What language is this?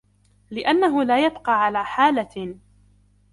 Arabic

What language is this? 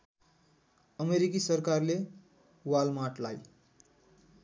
Nepali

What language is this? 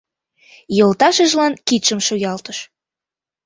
Mari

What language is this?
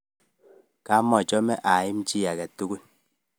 Kalenjin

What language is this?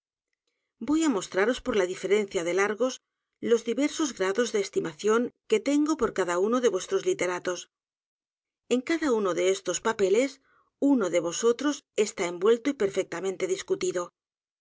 Spanish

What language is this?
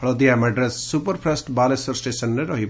Odia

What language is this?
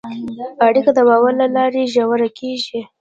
Pashto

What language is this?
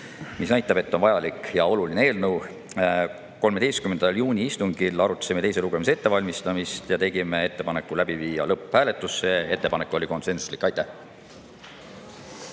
Estonian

